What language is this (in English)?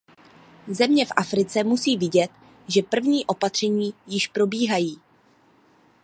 Czech